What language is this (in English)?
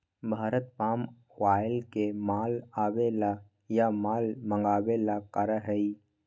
Magahi